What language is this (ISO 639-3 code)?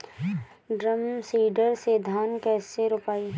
bho